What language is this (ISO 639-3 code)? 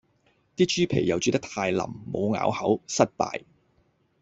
yue